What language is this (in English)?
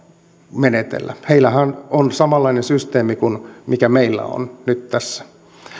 Finnish